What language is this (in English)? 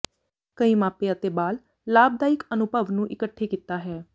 Punjabi